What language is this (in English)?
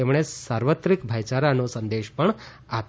Gujarati